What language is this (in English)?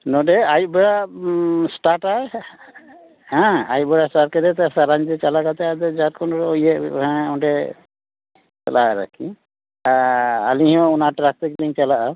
Santali